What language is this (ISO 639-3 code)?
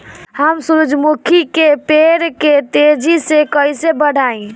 bho